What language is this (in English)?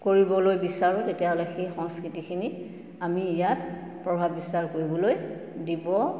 Assamese